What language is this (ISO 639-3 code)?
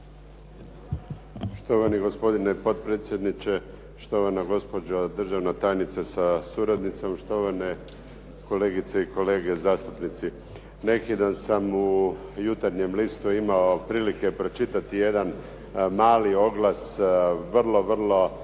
hrv